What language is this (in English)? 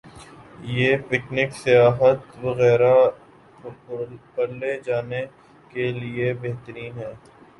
Urdu